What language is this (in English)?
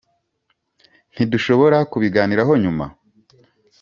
Kinyarwanda